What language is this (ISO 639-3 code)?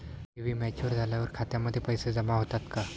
mar